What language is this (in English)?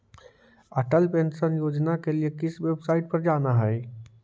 Magahi